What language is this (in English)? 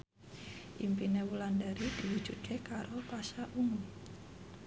Javanese